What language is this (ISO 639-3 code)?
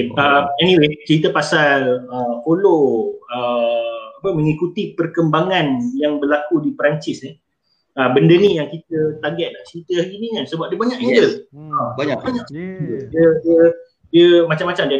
msa